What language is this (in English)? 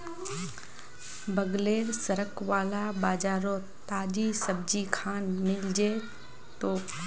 Magahi